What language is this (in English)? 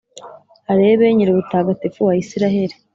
Kinyarwanda